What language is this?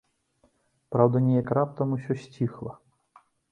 Belarusian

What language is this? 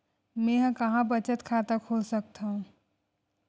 Chhattisgarhi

